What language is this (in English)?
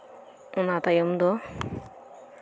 Santali